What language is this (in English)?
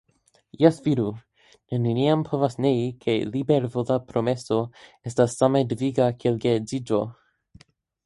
Esperanto